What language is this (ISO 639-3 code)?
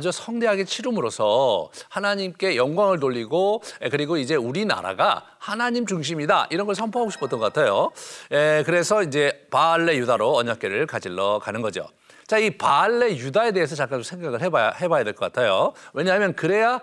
kor